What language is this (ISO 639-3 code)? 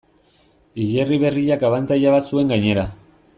eus